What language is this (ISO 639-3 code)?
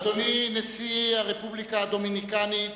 heb